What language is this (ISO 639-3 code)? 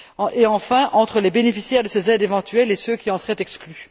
fra